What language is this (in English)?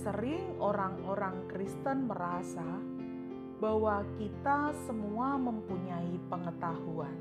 Indonesian